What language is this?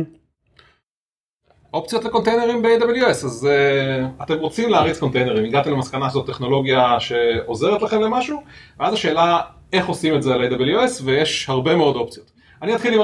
Hebrew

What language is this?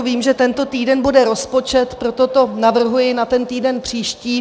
Czech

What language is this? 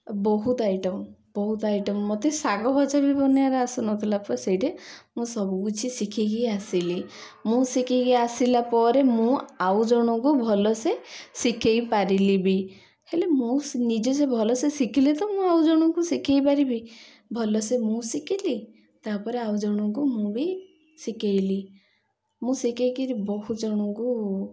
Odia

